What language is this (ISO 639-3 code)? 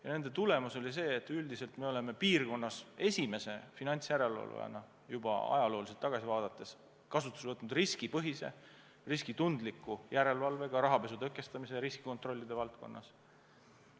est